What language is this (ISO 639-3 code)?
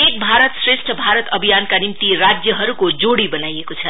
nep